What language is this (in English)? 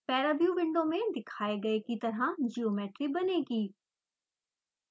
Hindi